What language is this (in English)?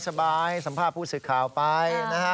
Thai